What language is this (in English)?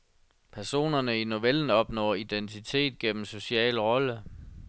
Danish